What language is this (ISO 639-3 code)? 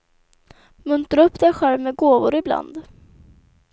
swe